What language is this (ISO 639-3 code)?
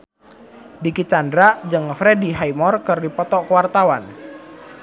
sun